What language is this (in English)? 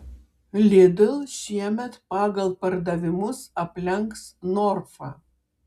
Lithuanian